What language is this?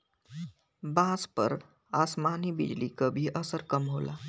Bhojpuri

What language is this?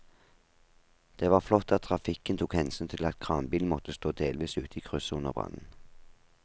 Norwegian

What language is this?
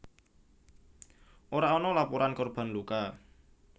Javanese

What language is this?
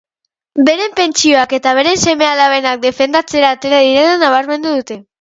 Basque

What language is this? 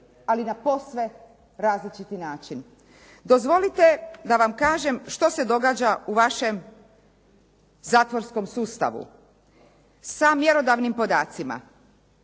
Croatian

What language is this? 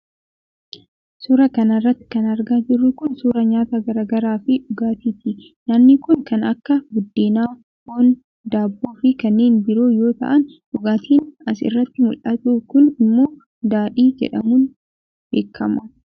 Oromo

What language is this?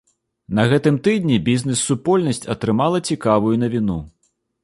Belarusian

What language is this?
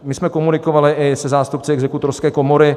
Czech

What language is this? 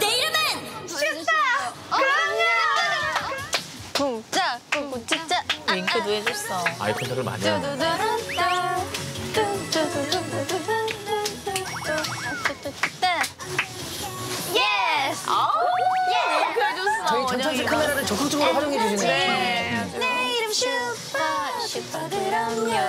Korean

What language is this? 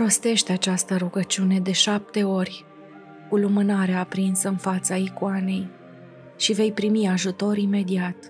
Romanian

